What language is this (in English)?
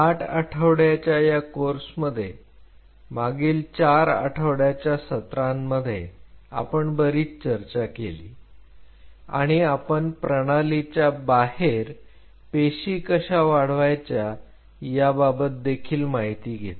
Marathi